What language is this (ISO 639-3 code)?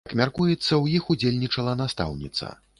bel